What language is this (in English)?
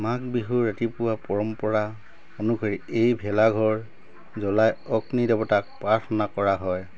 Assamese